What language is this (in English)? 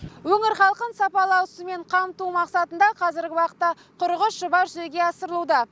Kazakh